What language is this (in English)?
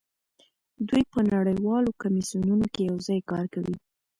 Pashto